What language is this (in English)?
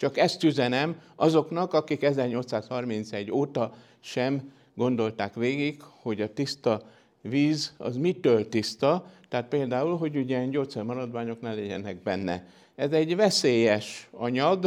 Hungarian